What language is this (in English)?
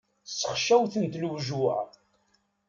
Kabyle